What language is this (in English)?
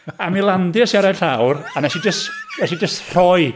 Welsh